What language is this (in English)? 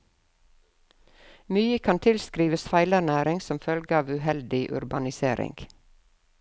Norwegian